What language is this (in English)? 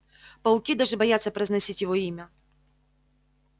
Russian